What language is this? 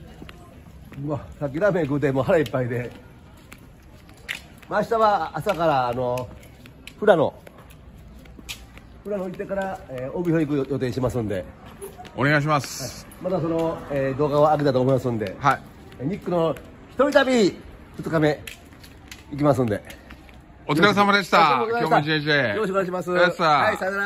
Japanese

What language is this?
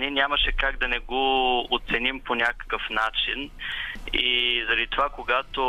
Bulgarian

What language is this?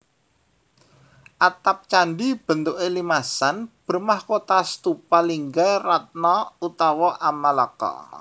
Javanese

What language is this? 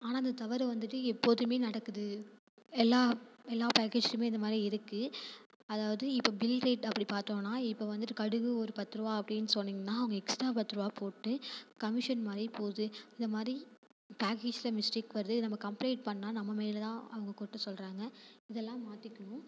Tamil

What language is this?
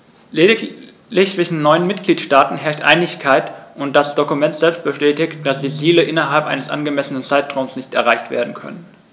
German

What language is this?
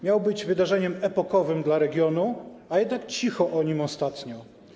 Polish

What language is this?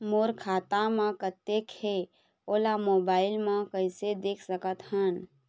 Chhattisgarhi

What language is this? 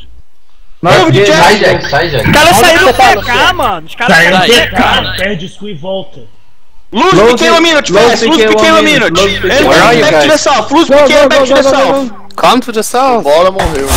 Portuguese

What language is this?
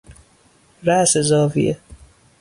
Persian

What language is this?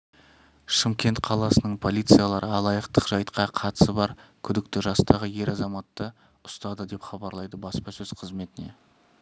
Kazakh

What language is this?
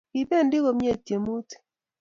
Kalenjin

